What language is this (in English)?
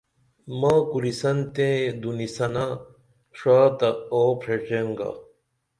Dameli